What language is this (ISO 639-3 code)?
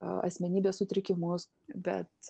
lit